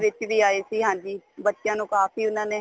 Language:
Punjabi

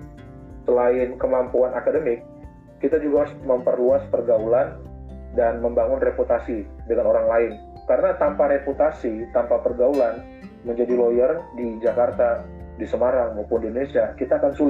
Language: Indonesian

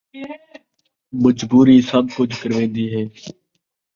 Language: Saraiki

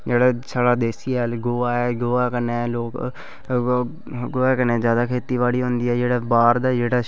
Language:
Dogri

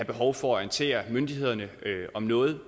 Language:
Danish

